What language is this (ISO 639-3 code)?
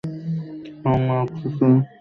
ben